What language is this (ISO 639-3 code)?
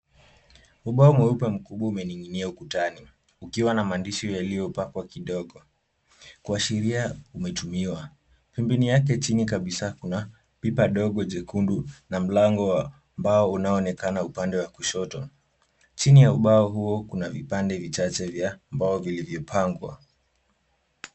swa